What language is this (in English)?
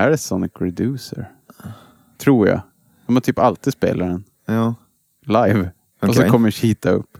Swedish